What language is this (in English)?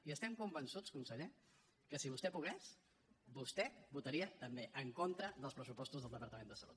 Catalan